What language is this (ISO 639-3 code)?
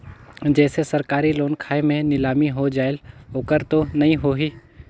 hne